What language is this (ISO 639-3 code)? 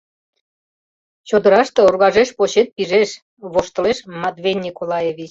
chm